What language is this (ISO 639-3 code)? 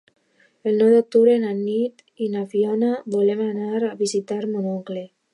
cat